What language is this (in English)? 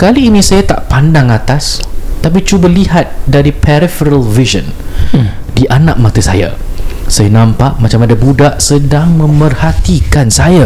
Malay